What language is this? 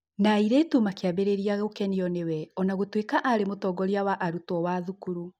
Kikuyu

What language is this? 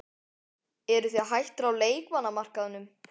Icelandic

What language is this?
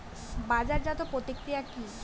Bangla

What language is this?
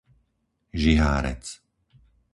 Slovak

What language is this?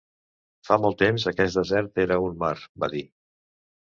Catalan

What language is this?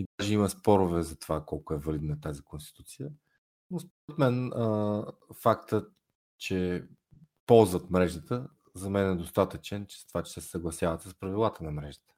Bulgarian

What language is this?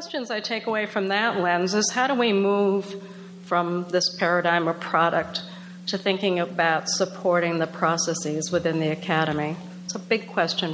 English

